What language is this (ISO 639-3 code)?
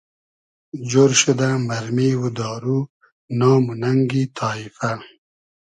haz